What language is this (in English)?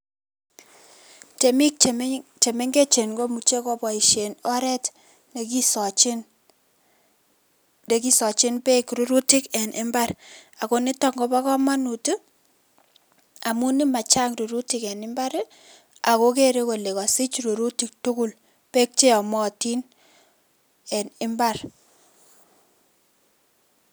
Kalenjin